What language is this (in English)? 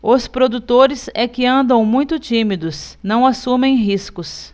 Portuguese